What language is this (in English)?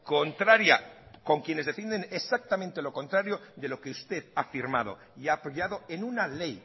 Spanish